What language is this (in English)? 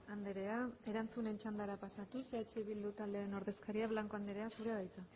Basque